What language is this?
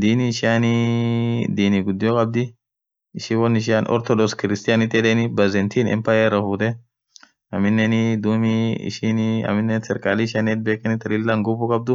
Orma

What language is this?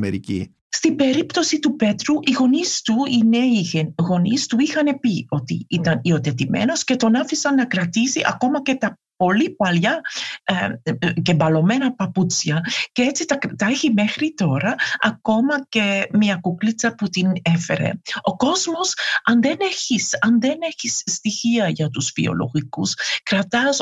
Greek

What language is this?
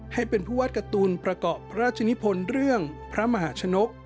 Thai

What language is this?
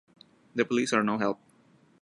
English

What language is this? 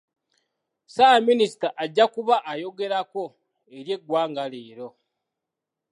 Ganda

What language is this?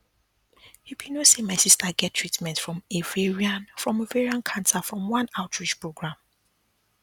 Nigerian Pidgin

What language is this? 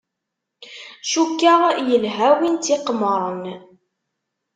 Kabyle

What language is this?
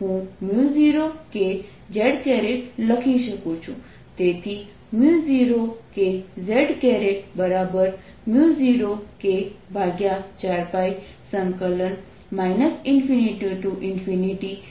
Gujarati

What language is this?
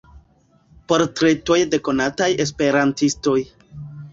Esperanto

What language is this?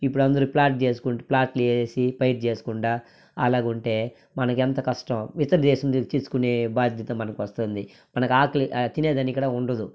Telugu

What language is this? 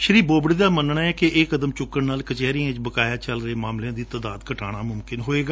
Punjabi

